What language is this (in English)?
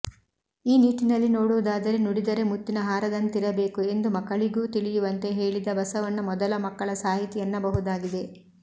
Kannada